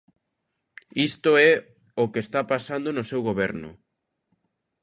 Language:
Galician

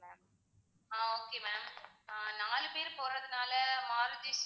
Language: Tamil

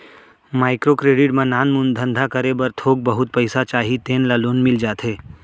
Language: Chhattisgarhi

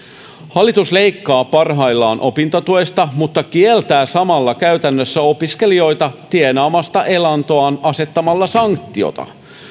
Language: Finnish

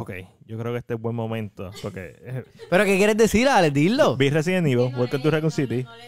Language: Spanish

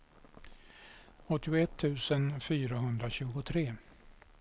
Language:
Swedish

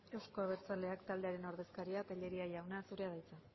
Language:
Basque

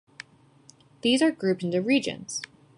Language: English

